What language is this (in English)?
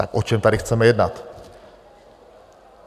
Czech